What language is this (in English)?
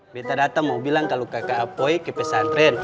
Indonesian